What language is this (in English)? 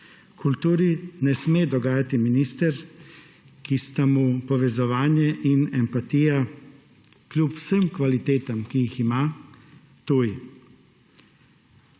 Slovenian